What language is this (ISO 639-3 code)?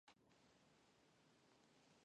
kat